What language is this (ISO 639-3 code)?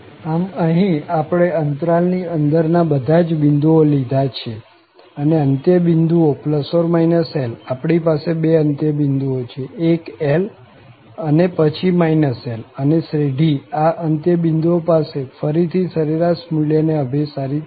guj